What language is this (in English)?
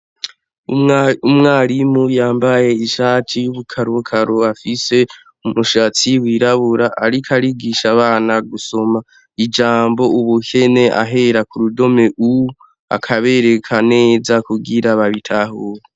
Rundi